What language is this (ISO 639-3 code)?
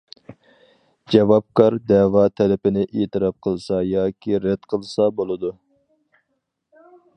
uig